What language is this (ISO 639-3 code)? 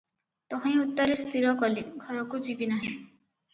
ori